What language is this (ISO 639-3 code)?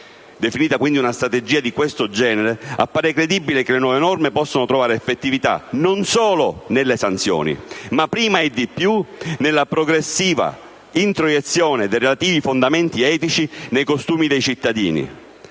ita